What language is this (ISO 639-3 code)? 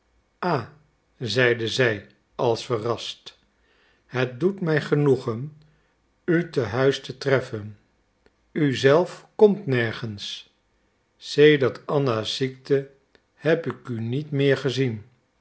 nld